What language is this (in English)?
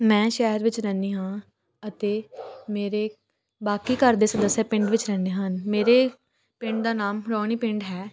Punjabi